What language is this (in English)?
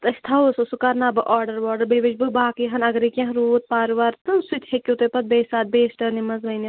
Kashmiri